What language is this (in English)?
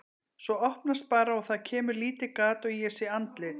Icelandic